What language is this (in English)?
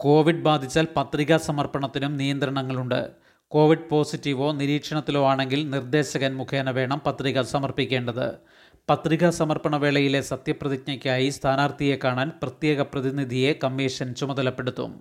Malayalam